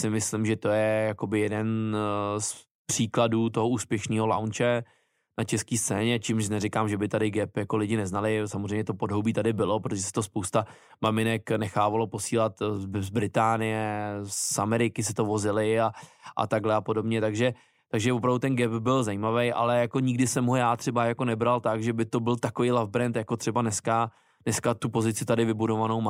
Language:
Czech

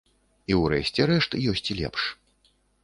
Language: Belarusian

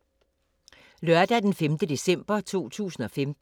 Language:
Danish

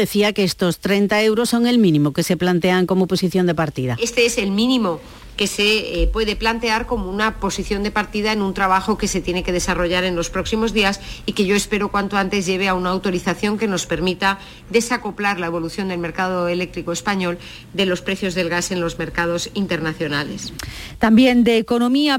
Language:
Spanish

